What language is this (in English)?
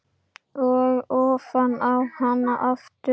Icelandic